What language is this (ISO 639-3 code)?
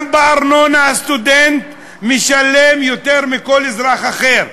heb